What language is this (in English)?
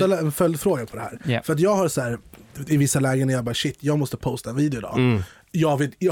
Swedish